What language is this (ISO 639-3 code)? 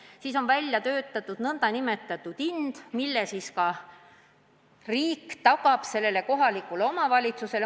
est